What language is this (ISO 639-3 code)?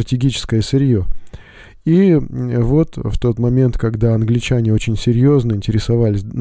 rus